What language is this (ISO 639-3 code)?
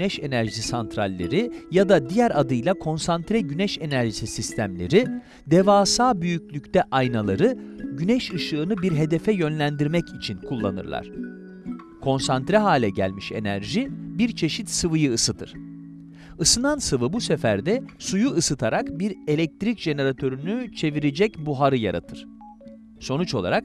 tur